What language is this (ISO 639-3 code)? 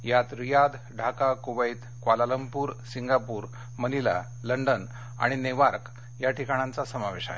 mar